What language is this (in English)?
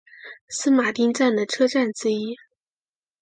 Chinese